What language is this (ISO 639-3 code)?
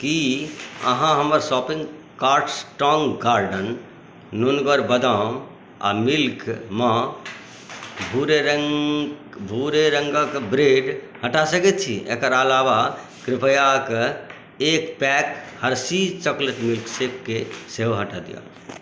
mai